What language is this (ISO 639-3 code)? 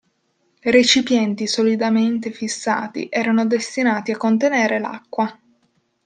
ita